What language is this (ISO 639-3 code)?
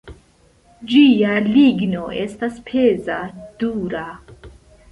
epo